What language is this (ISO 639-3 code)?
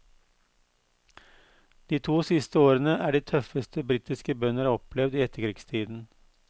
nor